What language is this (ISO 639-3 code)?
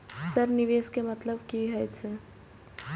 mai